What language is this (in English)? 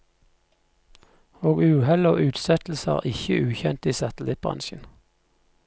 Norwegian